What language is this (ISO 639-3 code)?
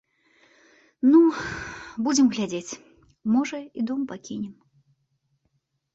bel